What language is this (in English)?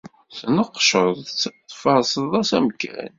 Kabyle